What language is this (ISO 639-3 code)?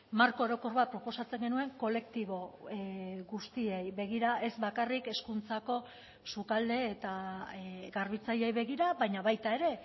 eus